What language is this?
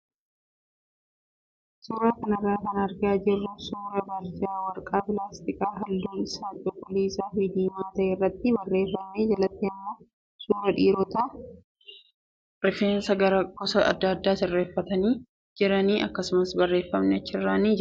Oromo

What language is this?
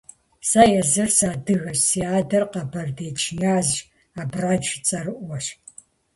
Kabardian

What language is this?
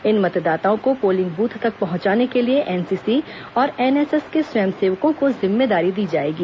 Hindi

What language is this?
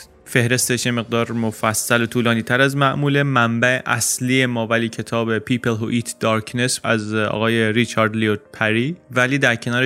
Persian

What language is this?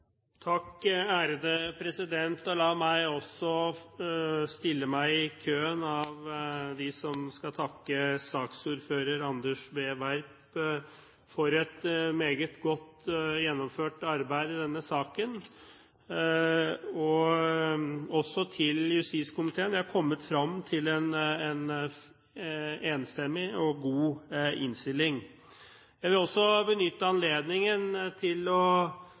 Norwegian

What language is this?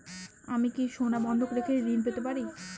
Bangla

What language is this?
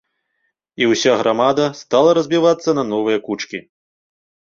Belarusian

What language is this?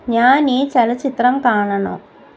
Malayalam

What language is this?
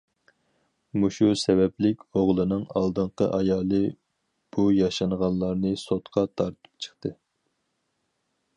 Uyghur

